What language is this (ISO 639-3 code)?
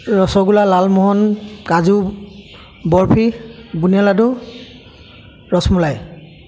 asm